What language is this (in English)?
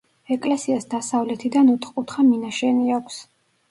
Georgian